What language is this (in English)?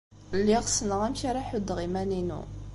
Kabyle